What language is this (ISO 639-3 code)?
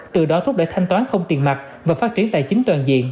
vie